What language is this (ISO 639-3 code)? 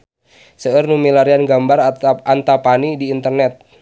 sun